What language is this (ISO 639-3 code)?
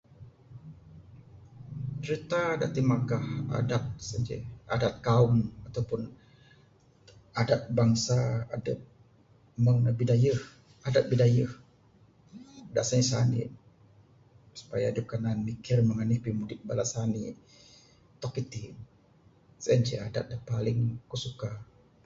sdo